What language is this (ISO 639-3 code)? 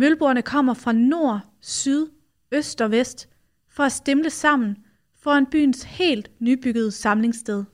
dan